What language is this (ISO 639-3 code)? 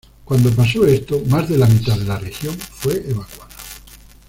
spa